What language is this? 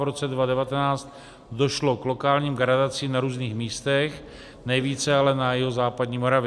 Czech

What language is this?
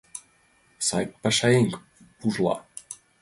Mari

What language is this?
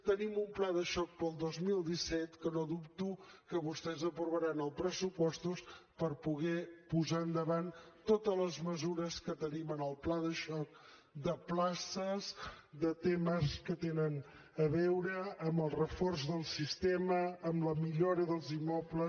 Catalan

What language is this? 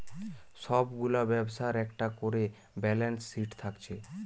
Bangla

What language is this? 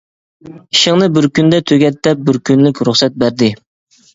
Uyghur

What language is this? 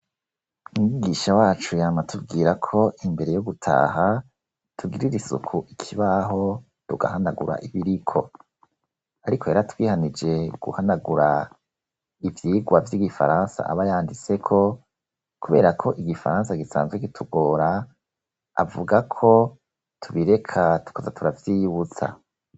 Rundi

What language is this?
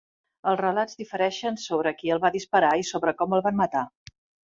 Catalan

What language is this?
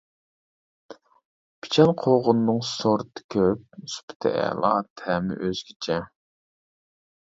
Uyghur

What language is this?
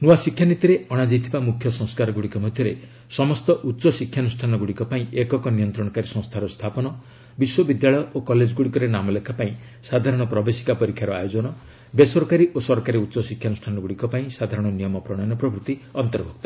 Odia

